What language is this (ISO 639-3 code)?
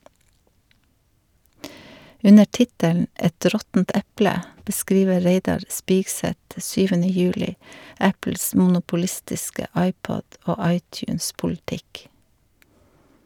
nor